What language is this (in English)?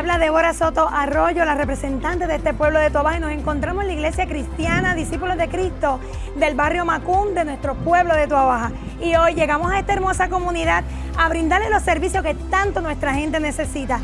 Spanish